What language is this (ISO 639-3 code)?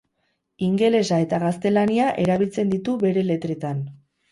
eus